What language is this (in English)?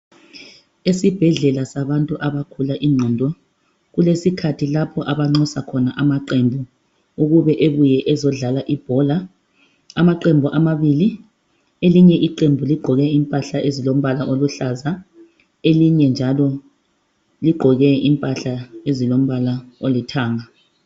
North Ndebele